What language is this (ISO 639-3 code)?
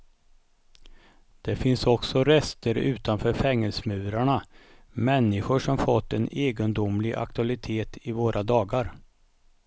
swe